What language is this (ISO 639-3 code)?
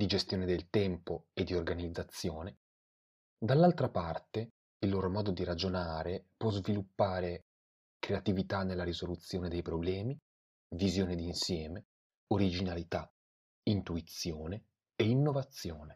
ita